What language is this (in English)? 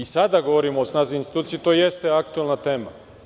Serbian